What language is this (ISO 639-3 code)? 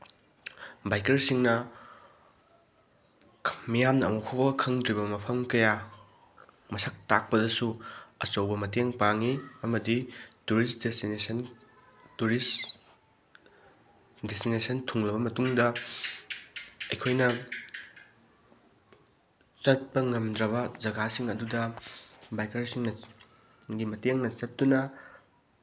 mni